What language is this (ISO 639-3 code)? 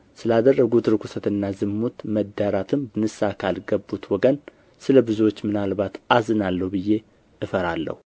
amh